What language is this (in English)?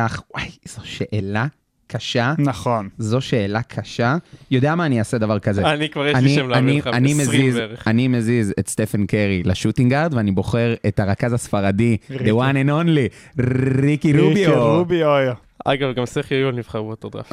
Hebrew